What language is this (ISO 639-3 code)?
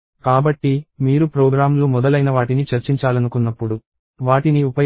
tel